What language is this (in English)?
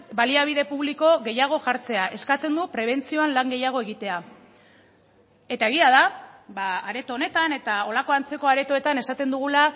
Basque